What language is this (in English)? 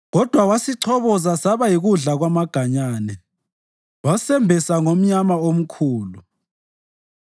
North Ndebele